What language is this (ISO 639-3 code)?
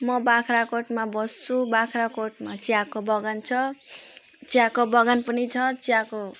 nep